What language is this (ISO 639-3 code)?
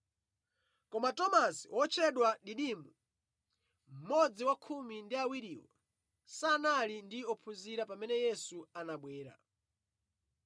nya